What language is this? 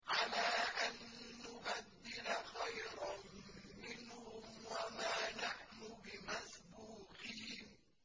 Arabic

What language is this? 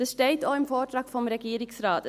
Swiss German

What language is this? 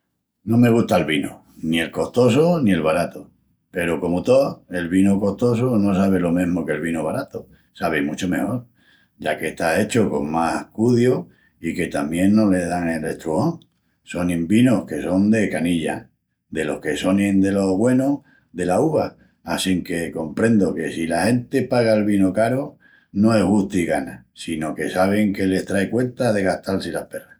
Extremaduran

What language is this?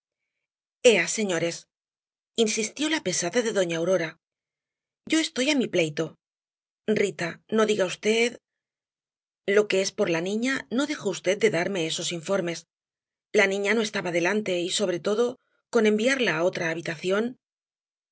Spanish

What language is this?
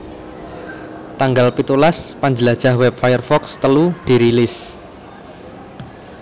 Javanese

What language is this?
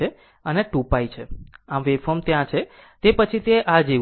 Gujarati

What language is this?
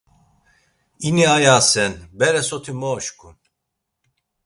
Laz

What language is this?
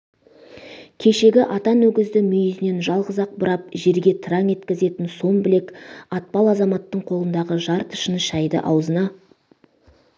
Kazakh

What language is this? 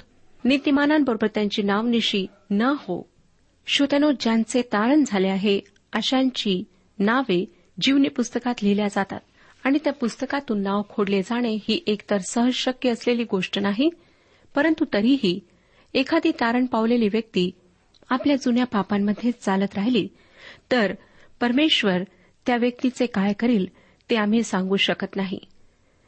Marathi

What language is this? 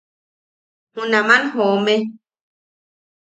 Yaqui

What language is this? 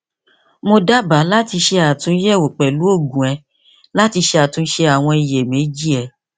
Yoruba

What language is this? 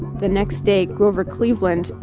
English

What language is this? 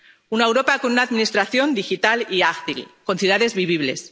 Spanish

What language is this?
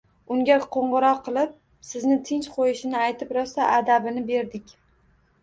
Uzbek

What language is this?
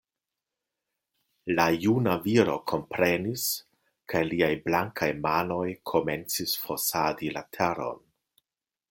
Esperanto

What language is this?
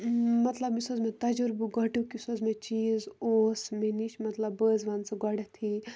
Kashmiri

